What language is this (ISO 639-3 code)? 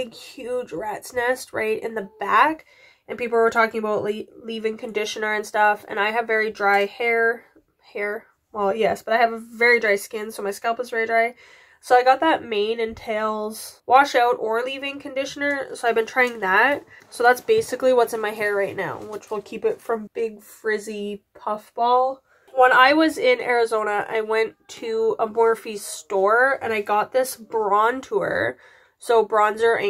eng